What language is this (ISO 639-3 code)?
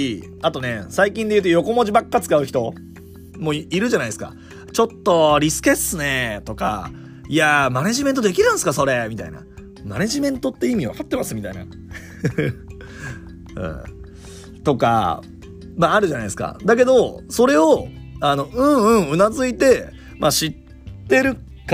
jpn